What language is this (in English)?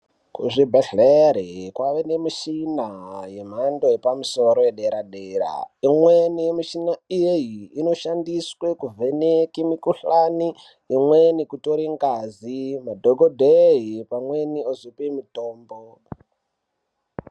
Ndau